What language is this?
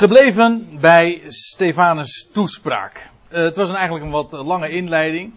Dutch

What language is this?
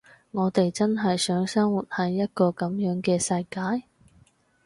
Cantonese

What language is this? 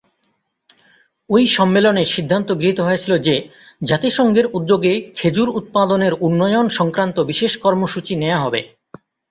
Bangla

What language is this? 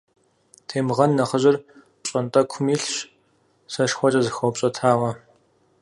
Kabardian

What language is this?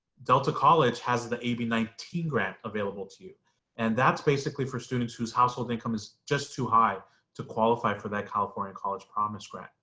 English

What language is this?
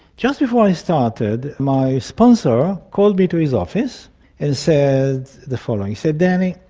English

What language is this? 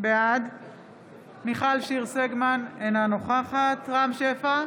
Hebrew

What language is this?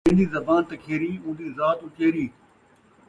Saraiki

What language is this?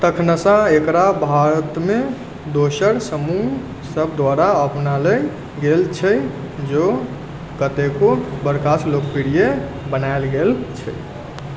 Maithili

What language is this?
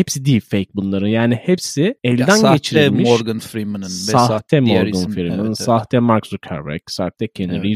Turkish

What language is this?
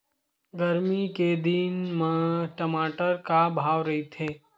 Chhattisgarhi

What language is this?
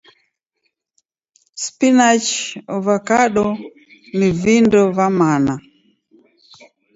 Taita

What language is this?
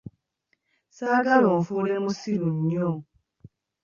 Ganda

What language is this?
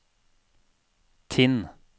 Norwegian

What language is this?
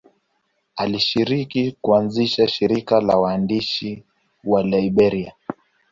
Swahili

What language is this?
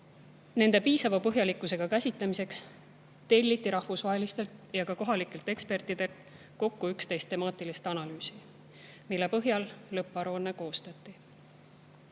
Estonian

